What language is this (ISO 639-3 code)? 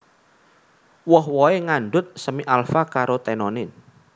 jav